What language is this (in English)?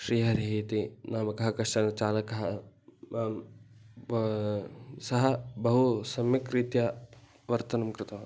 Sanskrit